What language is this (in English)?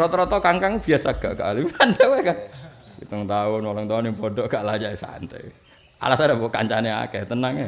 Indonesian